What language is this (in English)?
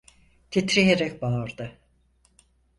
Turkish